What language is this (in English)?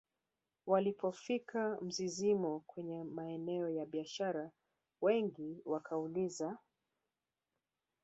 Swahili